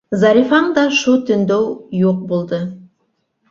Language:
Bashkir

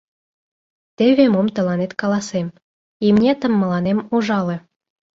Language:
Mari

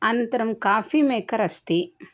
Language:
Sanskrit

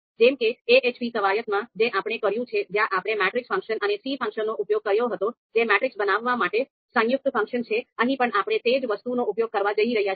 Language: Gujarati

